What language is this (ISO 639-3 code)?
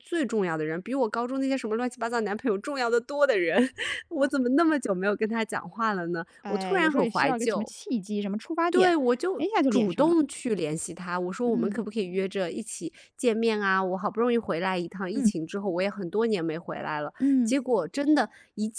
zho